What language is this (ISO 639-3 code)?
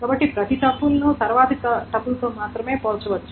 tel